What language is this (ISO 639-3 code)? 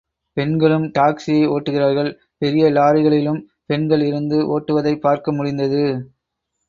tam